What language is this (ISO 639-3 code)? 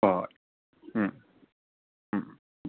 mni